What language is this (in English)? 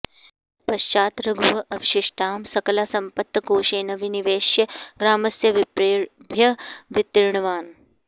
Sanskrit